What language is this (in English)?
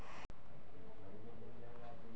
Magahi